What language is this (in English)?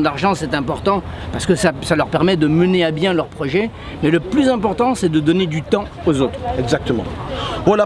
French